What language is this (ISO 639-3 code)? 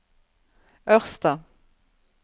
nor